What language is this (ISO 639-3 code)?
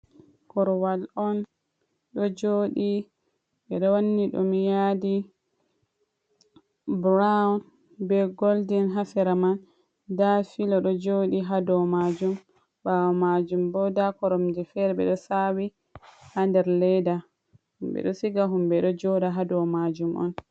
ful